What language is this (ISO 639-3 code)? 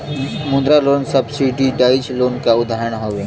bho